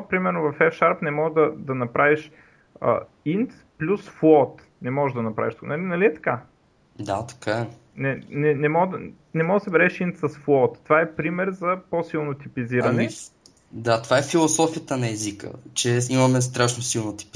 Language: Bulgarian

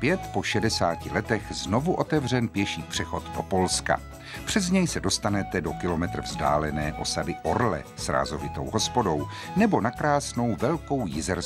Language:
Czech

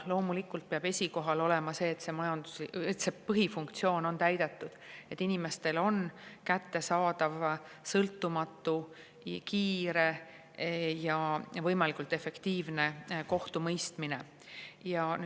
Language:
Estonian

